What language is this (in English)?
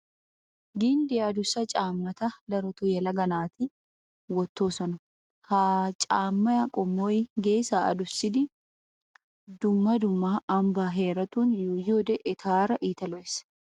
Wolaytta